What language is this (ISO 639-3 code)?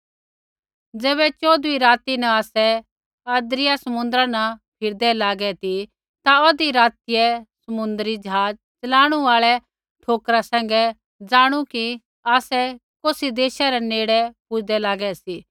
kfx